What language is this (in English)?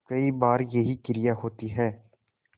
Hindi